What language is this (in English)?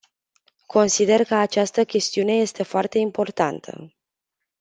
Romanian